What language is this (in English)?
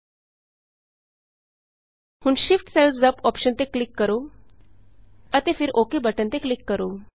Punjabi